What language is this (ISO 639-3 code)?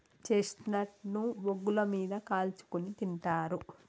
tel